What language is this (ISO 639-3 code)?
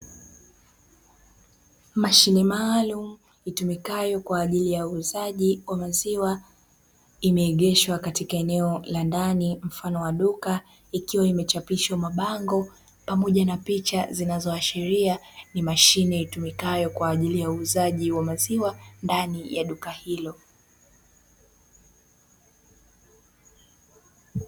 swa